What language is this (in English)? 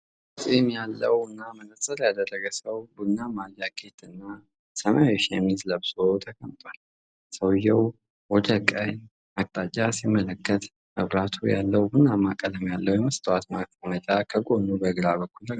Amharic